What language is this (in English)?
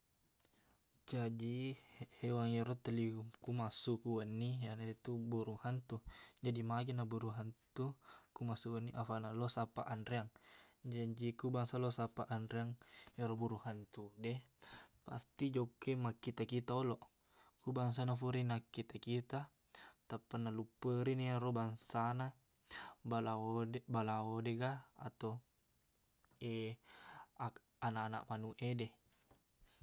Buginese